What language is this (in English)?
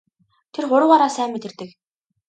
Mongolian